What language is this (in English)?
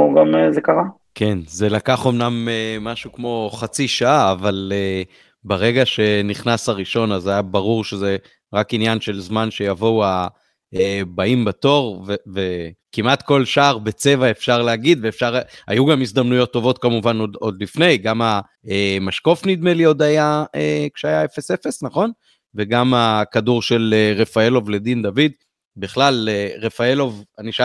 Hebrew